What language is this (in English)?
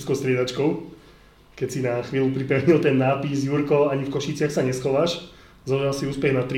Slovak